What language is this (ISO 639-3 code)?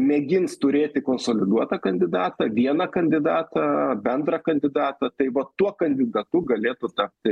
lit